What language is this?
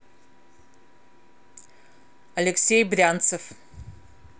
Russian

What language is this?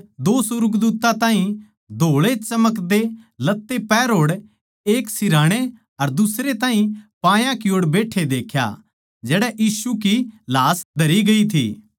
Haryanvi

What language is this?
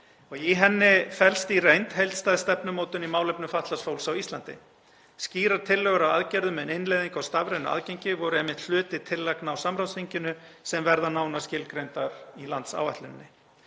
Icelandic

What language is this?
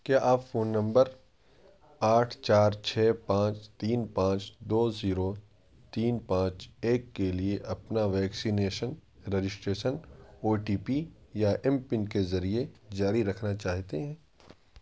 Urdu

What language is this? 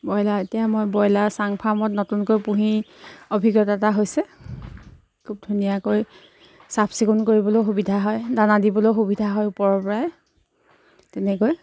Assamese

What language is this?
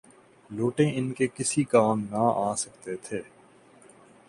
Urdu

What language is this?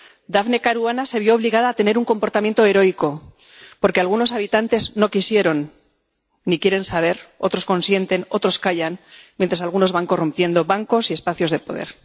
Spanish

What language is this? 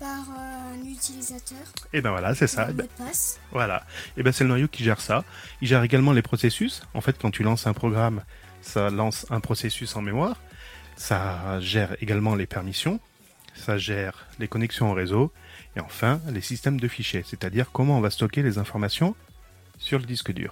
French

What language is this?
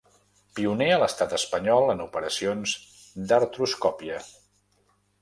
Catalan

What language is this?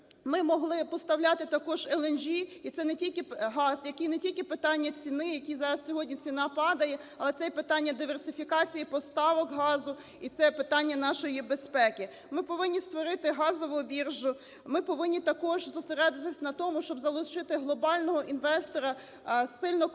Ukrainian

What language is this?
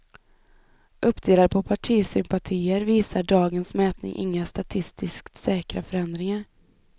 Swedish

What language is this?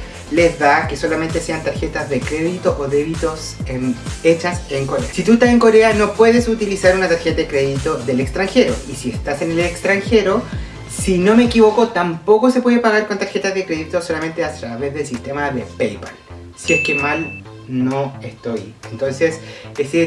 Spanish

